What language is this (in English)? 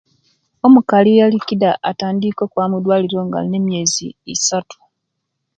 Kenyi